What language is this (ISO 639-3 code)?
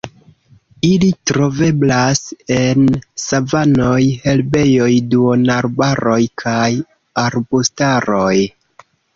epo